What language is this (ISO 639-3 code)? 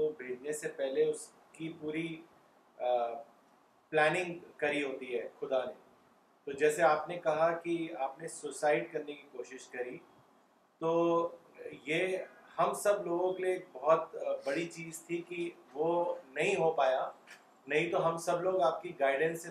urd